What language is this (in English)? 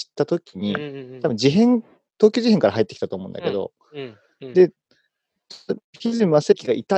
Japanese